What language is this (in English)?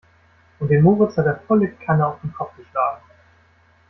German